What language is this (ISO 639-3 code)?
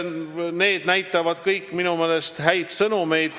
est